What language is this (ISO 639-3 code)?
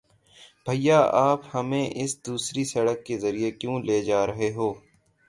urd